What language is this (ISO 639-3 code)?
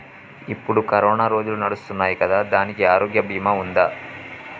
tel